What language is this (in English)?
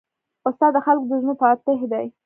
Pashto